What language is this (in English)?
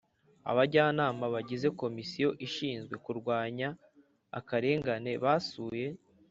Kinyarwanda